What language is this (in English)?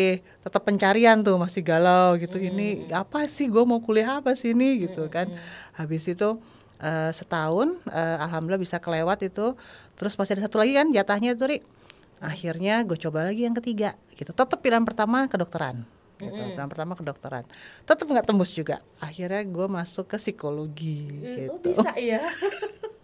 Indonesian